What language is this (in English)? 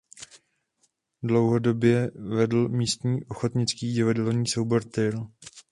Czech